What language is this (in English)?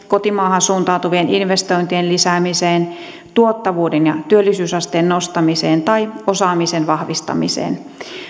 Finnish